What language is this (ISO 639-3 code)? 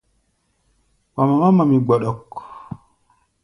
gba